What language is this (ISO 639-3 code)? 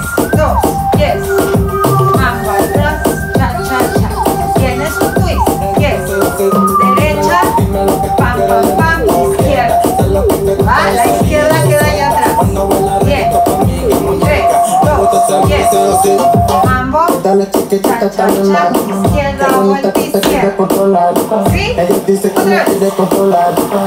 tha